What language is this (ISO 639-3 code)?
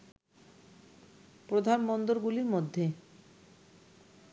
ben